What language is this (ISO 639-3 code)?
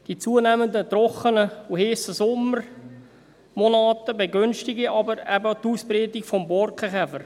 gsw